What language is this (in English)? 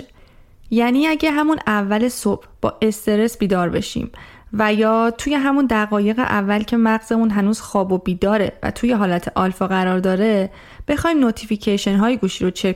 Persian